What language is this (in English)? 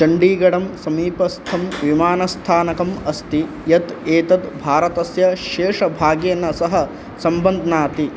Sanskrit